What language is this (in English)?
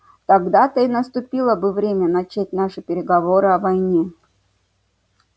Russian